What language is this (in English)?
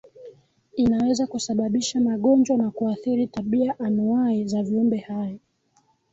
Swahili